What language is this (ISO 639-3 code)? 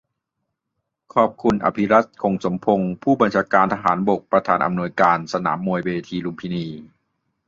tha